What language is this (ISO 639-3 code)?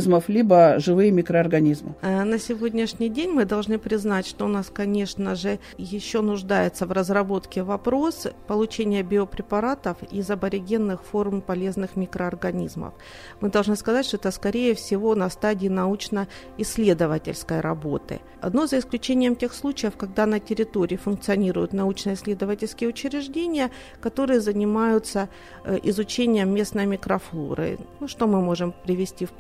rus